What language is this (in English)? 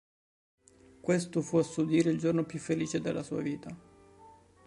Italian